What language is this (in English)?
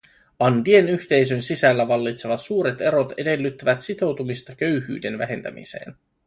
Finnish